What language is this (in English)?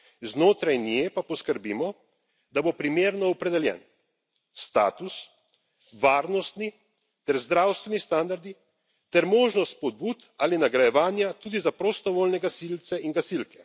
Slovenian